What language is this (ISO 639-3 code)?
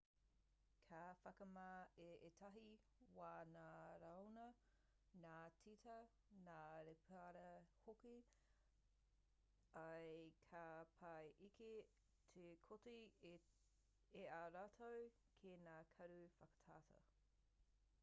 mri